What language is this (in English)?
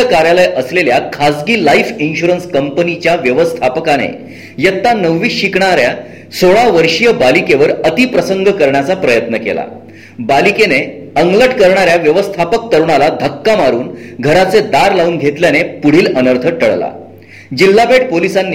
Marathi